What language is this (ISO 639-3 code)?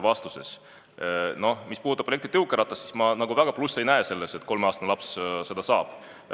est